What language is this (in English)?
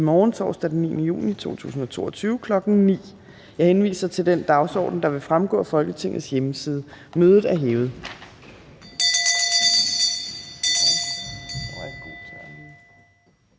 Danish